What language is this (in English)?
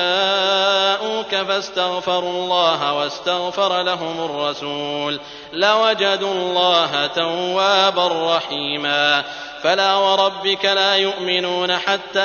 Arabic